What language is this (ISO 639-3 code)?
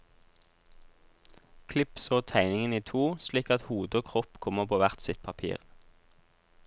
nor